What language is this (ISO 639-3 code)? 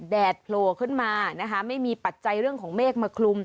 tha